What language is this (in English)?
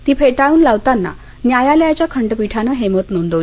Marathi